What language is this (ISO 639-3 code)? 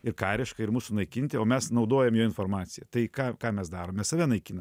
lit